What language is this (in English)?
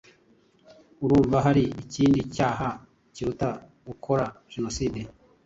Kinyarwanda